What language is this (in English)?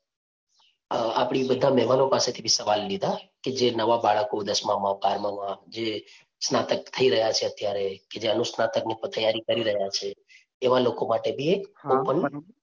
Gujarati